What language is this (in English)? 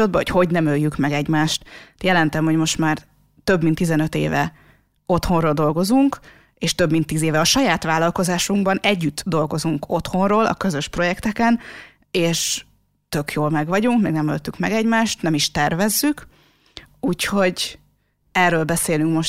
Hungarian